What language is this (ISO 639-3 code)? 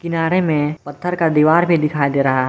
hin